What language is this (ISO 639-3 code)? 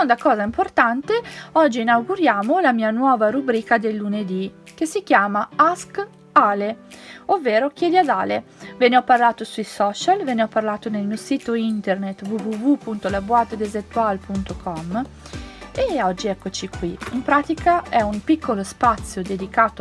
ita